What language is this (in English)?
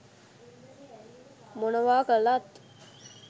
Sinhala